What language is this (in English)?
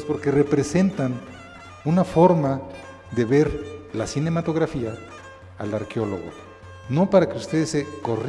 Spanish